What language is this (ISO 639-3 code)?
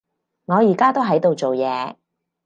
yue